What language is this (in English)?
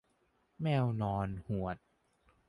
Thai